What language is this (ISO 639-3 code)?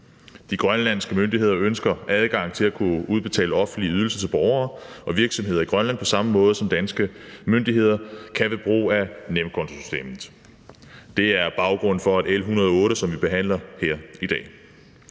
dan